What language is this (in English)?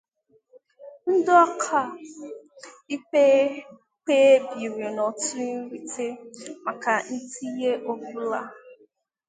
Igbo